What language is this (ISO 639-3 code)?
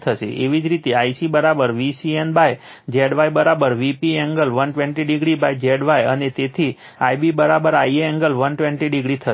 guj